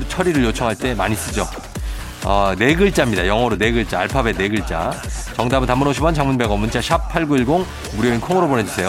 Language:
Korean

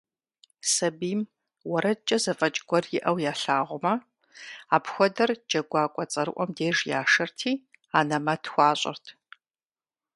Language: Kabardian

